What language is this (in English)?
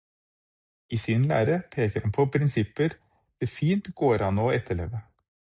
Norwegian Bokmål